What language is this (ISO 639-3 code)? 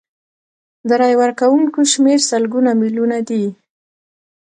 pus